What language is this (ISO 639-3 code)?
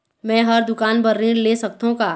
hne